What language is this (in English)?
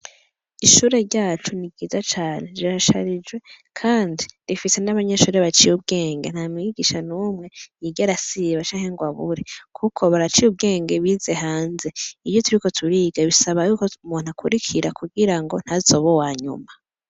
Rundi